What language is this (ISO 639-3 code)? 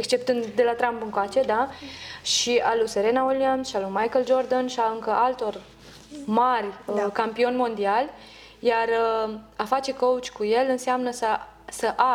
ron